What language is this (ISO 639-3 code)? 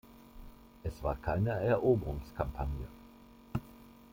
deu